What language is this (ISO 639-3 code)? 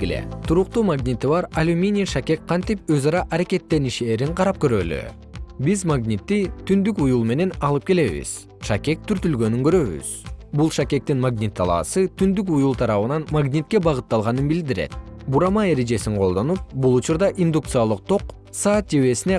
kir